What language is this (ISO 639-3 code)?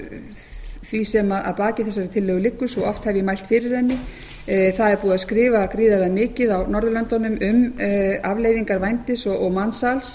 isl